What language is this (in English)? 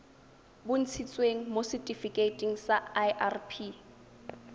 Tswana